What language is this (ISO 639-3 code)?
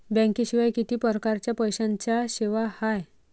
mar